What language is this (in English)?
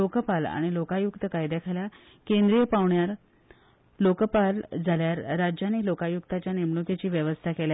Konkani